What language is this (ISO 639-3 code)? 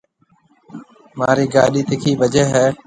mve